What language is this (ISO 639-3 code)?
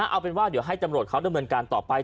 tha